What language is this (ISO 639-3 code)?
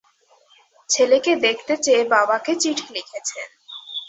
ben